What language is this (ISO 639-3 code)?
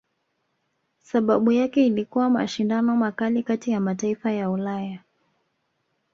swa